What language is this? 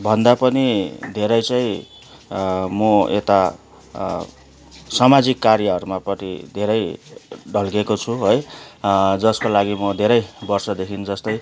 Nepali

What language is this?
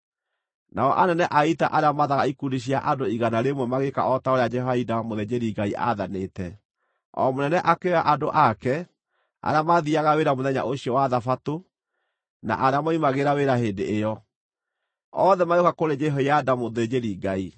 Kikuyu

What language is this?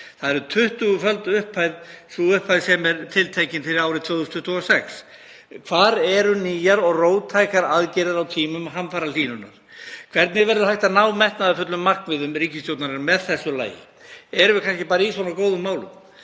Icelandic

